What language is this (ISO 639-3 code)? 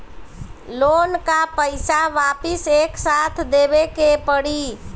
bho